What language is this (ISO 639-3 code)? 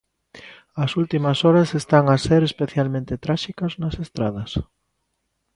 glg